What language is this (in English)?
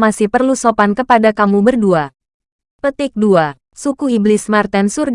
Indonesian